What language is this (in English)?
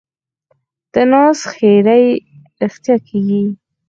Pashto